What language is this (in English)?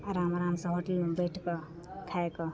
Maithili